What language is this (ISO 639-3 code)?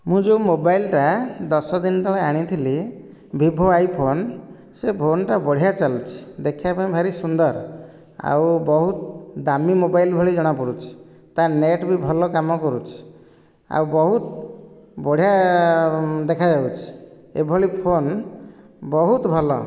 ori